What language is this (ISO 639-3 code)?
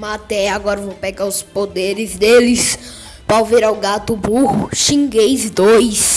por